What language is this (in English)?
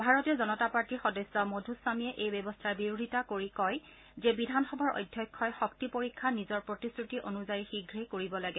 Assamese